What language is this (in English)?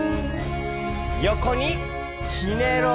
Japanese